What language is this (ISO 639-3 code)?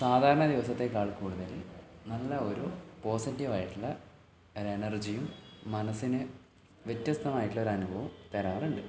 mal